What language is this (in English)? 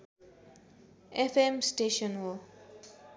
Nepali